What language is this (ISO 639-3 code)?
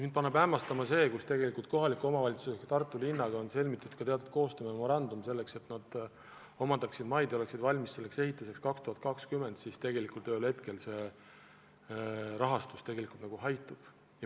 est